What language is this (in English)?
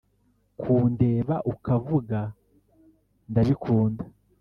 Kinyarwanda